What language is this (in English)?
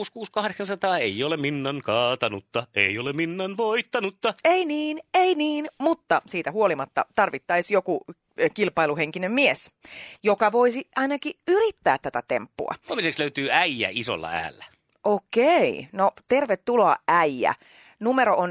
Finnish